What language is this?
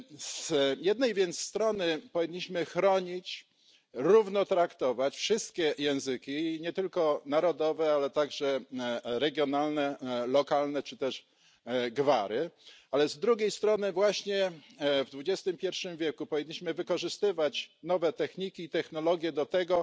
Polish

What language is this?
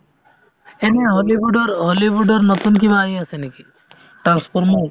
Assamese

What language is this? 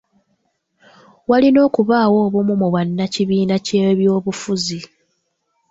Ganda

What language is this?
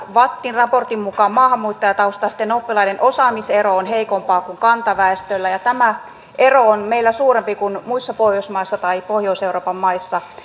Finnish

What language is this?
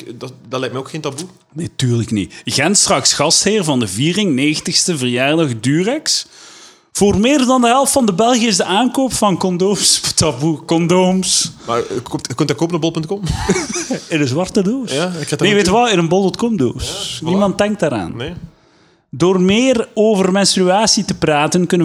Dutch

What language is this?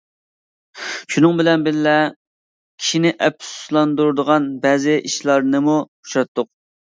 Uyghur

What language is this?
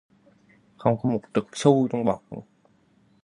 Vietnamese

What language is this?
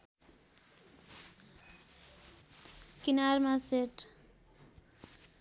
Nepali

